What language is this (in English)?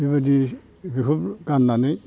Bodo